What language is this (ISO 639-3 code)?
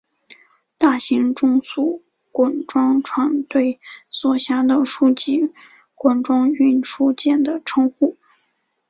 zho